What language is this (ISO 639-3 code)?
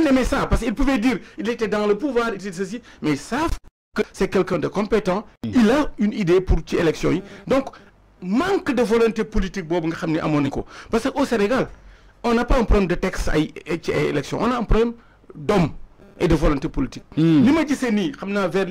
fra